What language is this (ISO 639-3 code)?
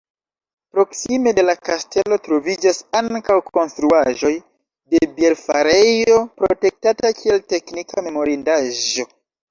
epo